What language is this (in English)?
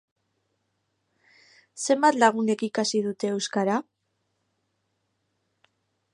Basque